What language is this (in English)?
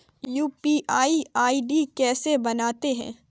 Hindi